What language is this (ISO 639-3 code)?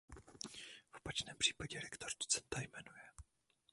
ces